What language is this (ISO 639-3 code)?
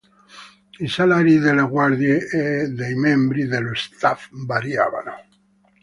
ita